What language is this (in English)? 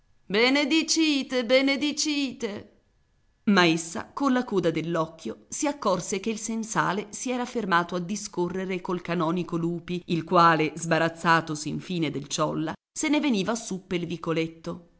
Italian